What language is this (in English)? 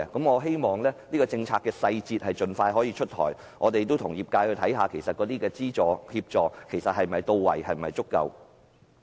Cantonese